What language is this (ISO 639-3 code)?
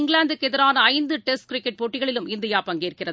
tam